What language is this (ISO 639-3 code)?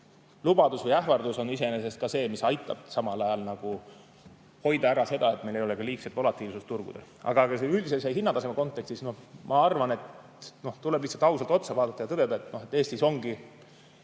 est